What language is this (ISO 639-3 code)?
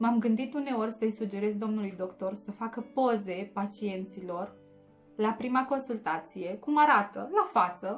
ron